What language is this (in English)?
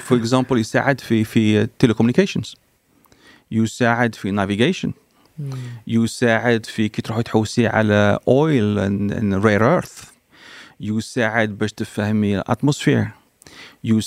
Arabic